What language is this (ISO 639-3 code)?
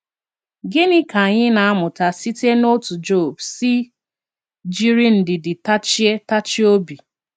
ibo